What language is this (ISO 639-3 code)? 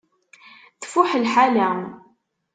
kab